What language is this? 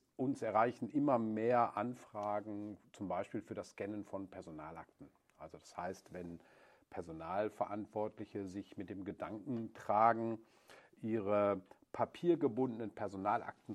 German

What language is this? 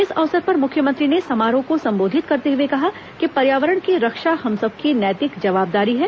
Hindi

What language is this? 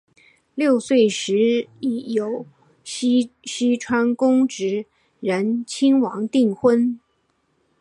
Chinese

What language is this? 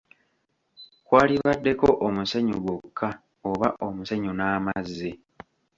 Ganda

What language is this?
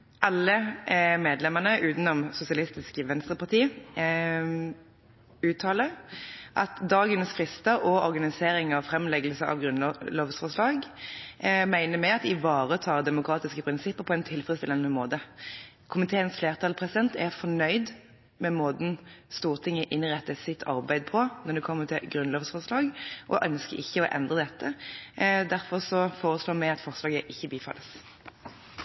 Norwegian Bokmål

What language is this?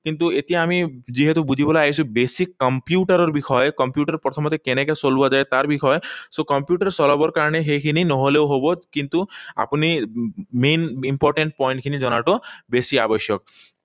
Assamese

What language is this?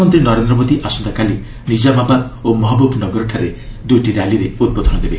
Odia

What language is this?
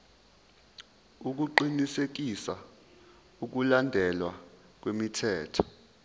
Zulu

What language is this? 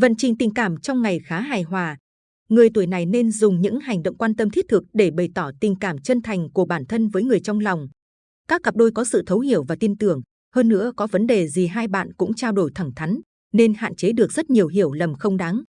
Vietnamese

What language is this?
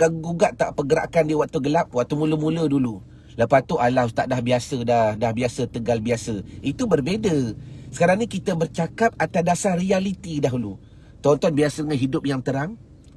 Malay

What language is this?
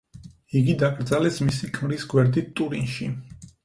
Georgian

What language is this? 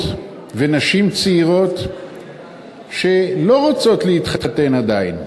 Hebrew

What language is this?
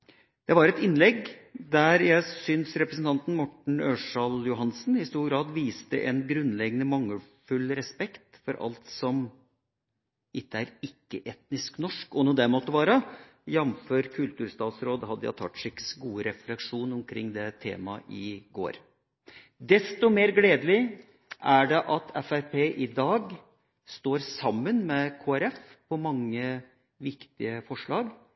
Norwegian Bokmål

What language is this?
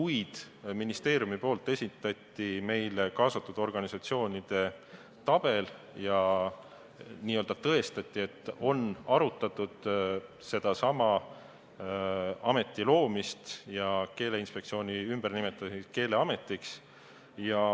Estonian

